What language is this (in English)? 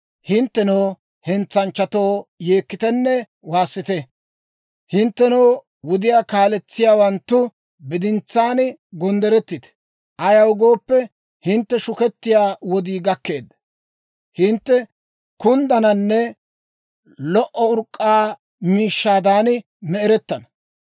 Dawro